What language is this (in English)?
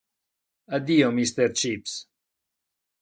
Italian